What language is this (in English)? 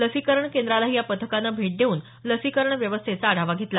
Marathi